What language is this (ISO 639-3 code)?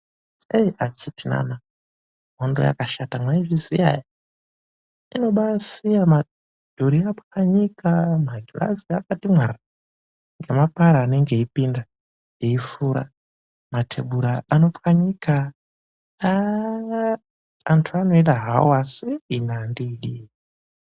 ndc